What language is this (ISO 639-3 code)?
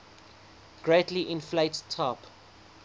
eng